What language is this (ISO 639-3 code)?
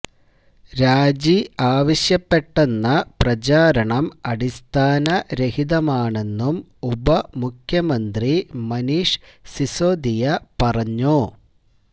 mal